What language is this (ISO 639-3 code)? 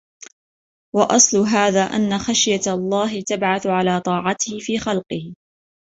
ara